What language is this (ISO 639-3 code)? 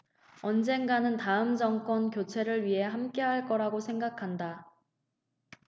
kor